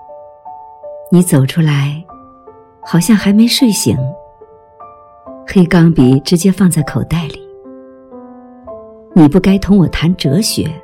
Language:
Chinese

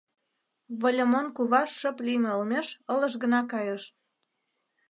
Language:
Mari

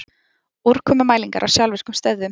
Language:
Icelandic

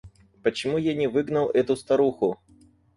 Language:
Russian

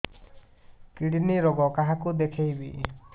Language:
Odia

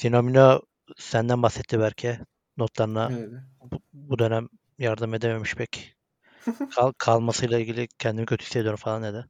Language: Turkish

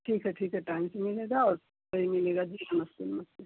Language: Hindi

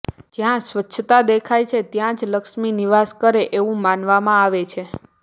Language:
Gujarati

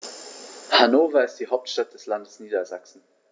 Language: German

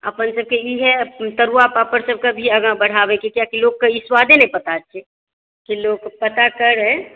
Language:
Maithili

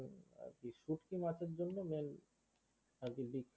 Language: Bangla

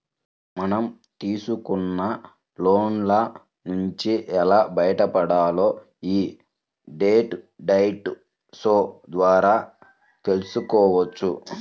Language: Telugu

